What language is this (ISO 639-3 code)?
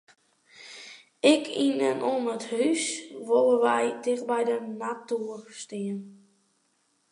fry